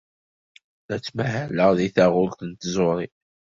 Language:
Kabyle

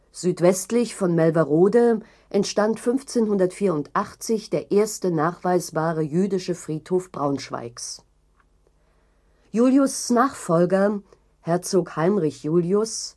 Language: German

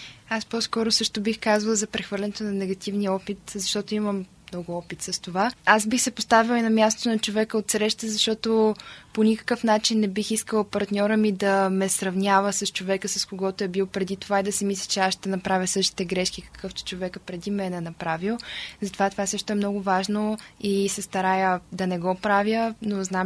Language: Bulgarian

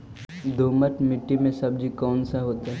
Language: Magahi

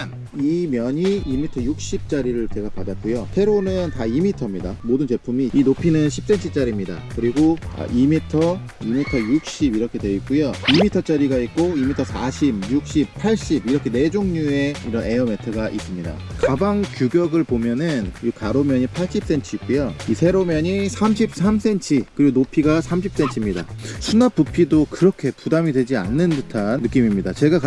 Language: Korean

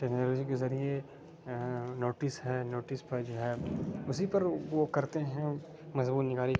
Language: Urdu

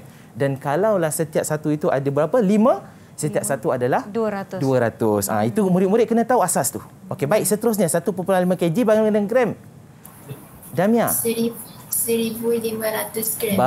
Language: Malay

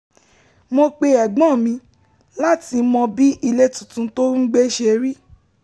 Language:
Yoruba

